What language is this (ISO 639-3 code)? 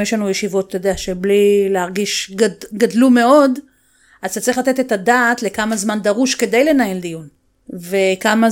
heb